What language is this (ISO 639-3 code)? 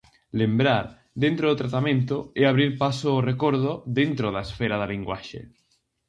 glg